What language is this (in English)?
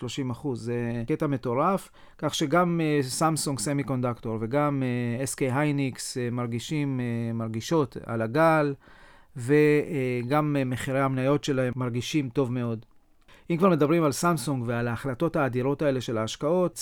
Hebrew